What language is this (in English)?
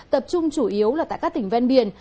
Vietnamese